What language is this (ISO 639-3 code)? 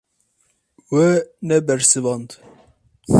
kur